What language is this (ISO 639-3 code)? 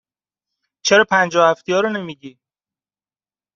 fas